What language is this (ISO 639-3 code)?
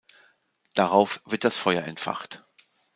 deu